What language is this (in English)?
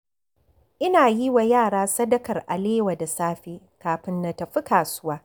Hausa